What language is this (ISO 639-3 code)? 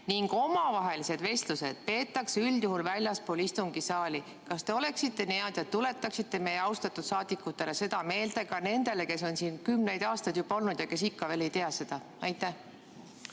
est